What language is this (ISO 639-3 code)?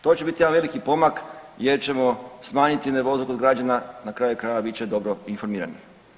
hrv